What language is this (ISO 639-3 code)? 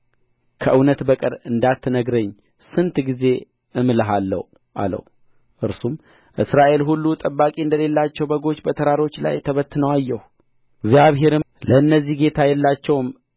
amh